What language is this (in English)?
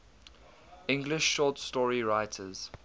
English